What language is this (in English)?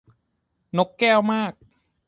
Thai